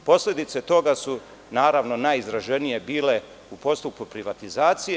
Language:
Serbian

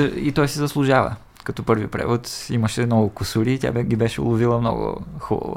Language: Bulgarian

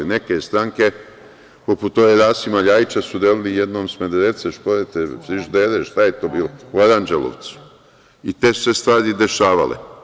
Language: Serbian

